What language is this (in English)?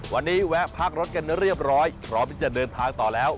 Thai